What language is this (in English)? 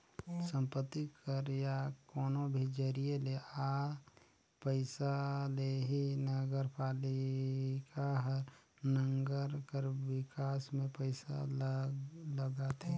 Chhattisgarhi